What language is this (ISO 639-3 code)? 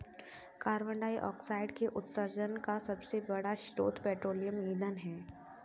hin